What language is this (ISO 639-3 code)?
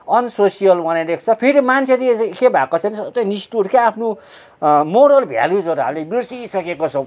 nep